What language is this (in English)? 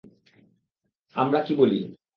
Bangla